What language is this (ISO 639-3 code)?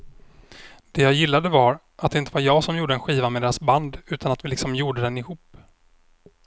swe